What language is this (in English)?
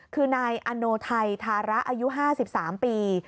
Thai